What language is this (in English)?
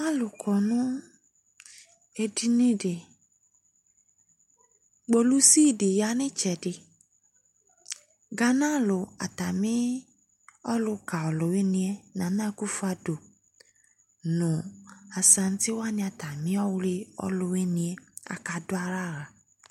Ikposo